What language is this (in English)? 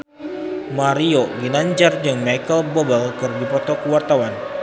Sundanese